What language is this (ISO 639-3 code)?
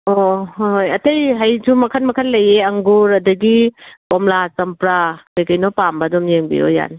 mni